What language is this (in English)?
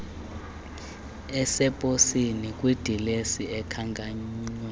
Xhosa